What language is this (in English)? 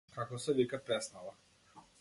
Macedonian